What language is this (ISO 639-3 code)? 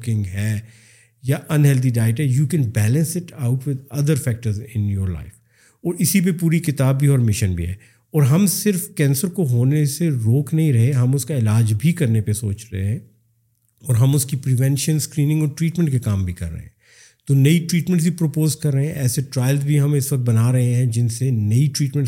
urd